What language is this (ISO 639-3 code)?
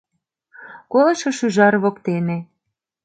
chm